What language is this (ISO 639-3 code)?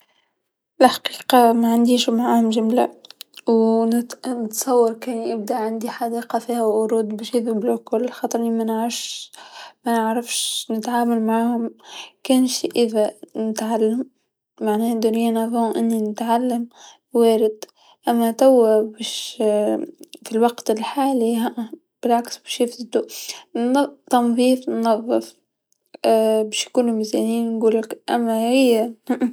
aeb